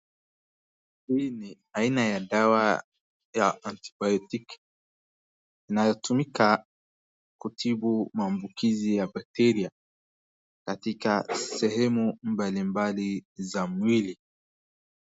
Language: Swahili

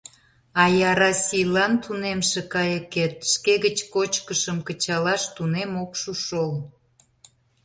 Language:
Mari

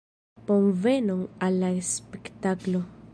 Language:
Esperanto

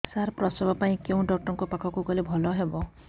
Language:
Odia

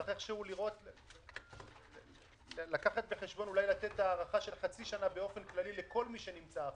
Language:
Hebrew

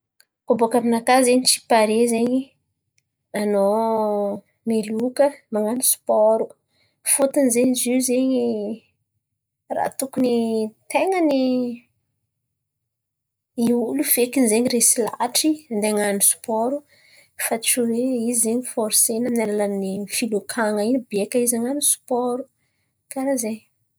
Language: Antankarana Malagasy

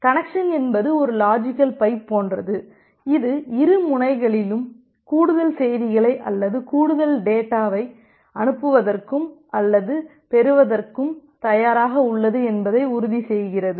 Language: Tamil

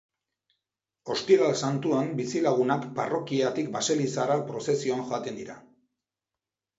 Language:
Basque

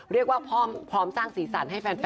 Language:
Thai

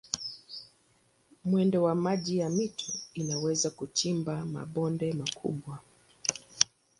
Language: Swahili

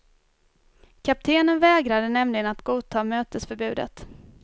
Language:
Swedish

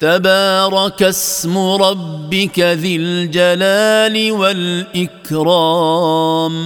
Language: Arabic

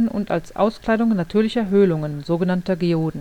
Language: German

